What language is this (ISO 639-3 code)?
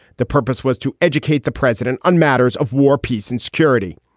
eng